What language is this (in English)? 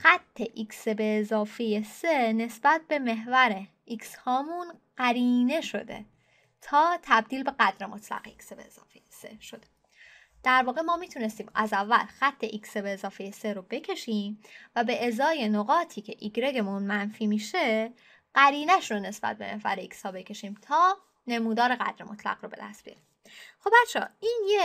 Persian